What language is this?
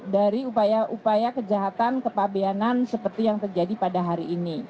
Indonesian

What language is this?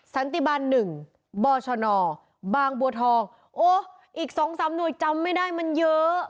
Thai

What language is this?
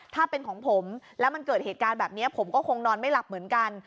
Thai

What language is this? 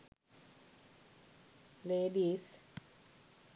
Sinhala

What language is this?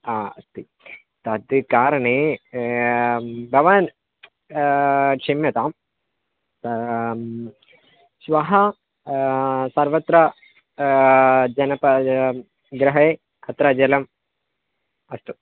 Sanskrit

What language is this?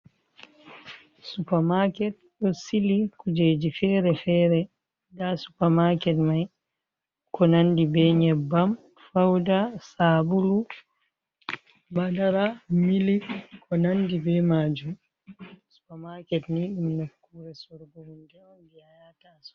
Fula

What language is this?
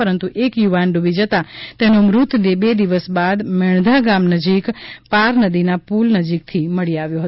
Gujarati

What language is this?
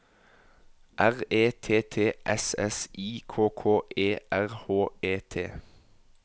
Norwegian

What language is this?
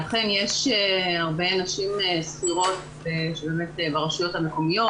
Hebrew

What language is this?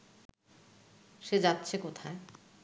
Bangla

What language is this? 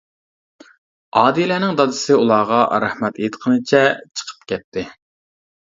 Uyghur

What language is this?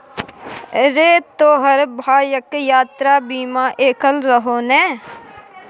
Maithili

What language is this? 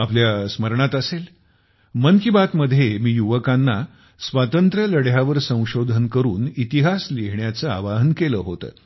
Marathi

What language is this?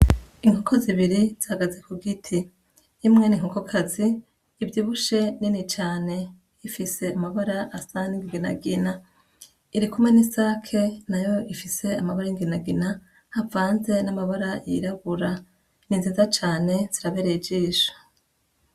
Rundi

